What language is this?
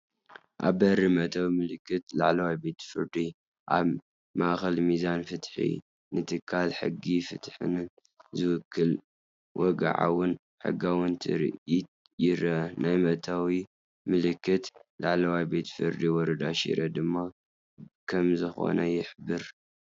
Tigrinya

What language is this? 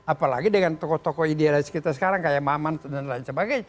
Indonesian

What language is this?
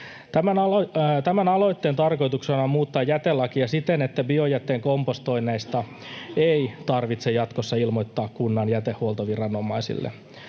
Finnish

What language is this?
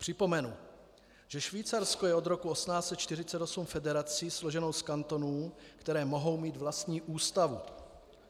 Czech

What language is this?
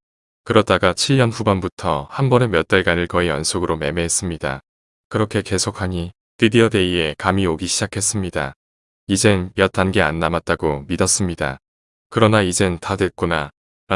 Korean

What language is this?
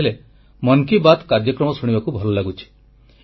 Odia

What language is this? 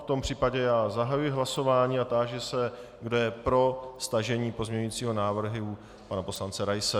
Czech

